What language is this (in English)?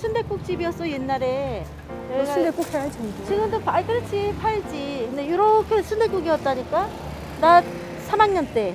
Korean